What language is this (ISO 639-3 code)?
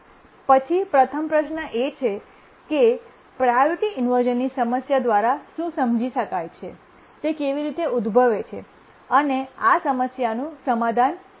guj